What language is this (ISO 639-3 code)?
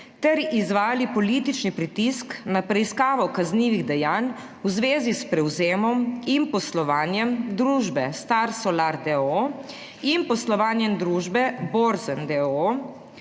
slv